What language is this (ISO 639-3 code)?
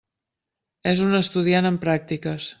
cat